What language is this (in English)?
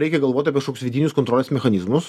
Lithuanian